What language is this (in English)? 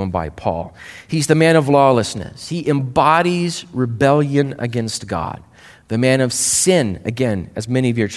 English